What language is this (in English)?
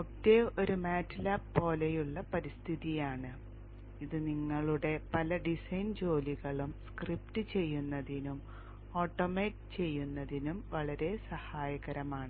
Malayalam